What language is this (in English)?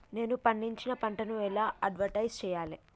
Telugu